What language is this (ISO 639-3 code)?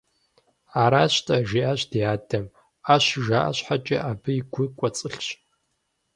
kbd